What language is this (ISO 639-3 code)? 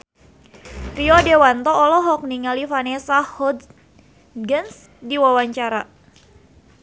sun